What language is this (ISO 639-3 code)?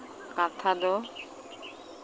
sat